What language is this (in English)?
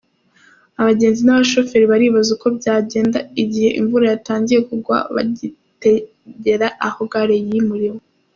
Kinyarwanda